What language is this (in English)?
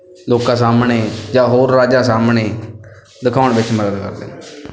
Punjabi